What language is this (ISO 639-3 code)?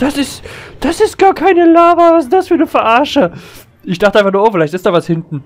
deu